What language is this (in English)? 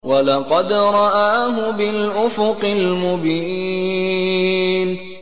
Arabic